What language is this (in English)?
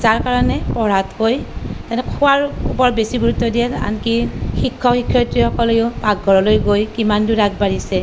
Assamese